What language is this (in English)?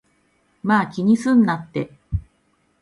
Japanese